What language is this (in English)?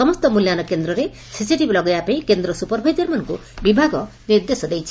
Odia